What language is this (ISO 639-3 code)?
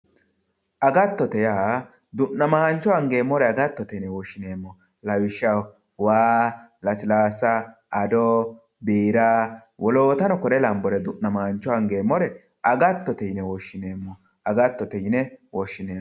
sid